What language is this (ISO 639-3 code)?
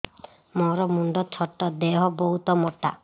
ori